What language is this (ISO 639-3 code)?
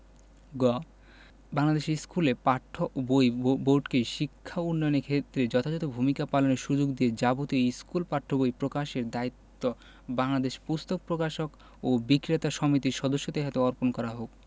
ben